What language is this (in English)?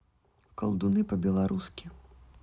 Russian